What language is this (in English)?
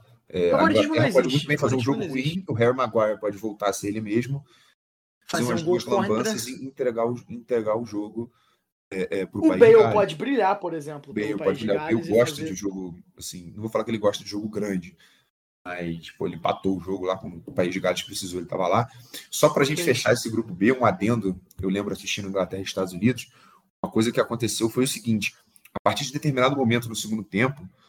Portuguese